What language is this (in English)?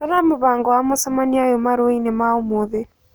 Kikuyu